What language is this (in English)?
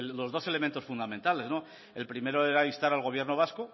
Spanish